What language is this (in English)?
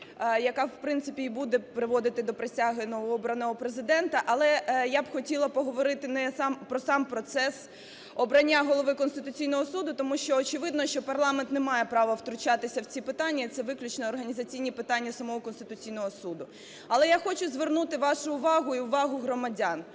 Ukrainian